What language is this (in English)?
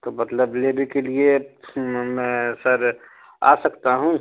Urdu